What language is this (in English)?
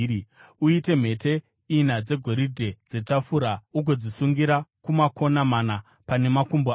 Shona